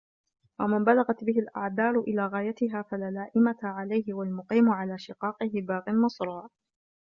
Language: Arabic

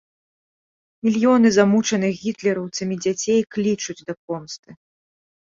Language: Belarusian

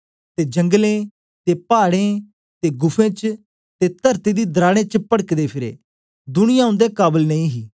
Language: Dogri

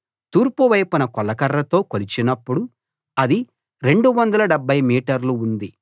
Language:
Telugu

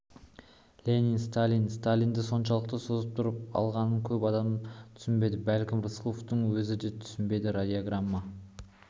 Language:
Kazakh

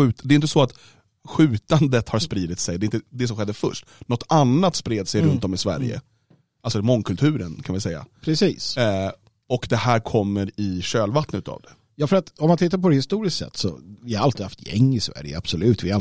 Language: Swedish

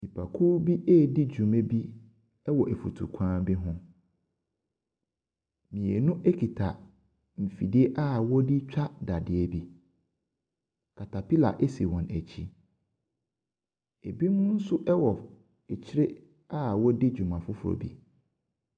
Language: Akan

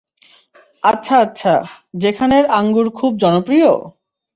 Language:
Bangla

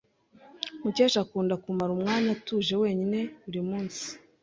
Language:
Kinyarwanda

